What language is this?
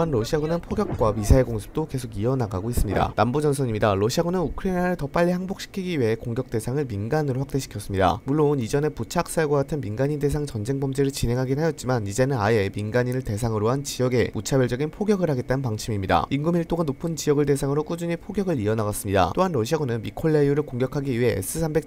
Korean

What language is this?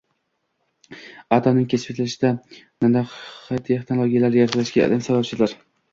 Uzbek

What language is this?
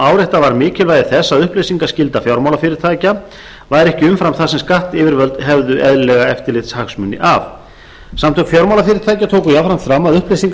Icelandic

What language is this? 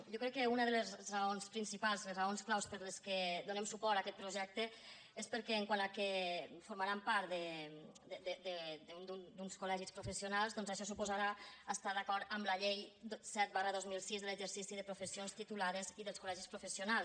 Catalan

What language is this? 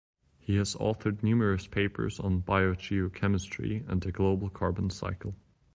English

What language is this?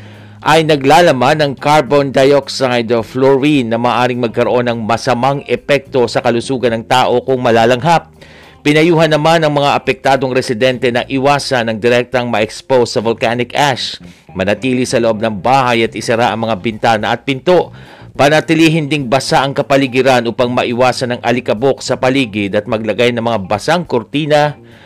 Filipino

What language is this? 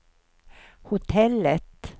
Swedish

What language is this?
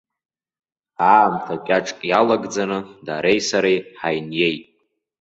Abkhazian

